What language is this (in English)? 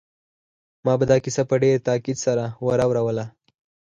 Pashto